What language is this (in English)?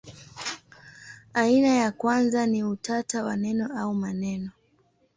Swahili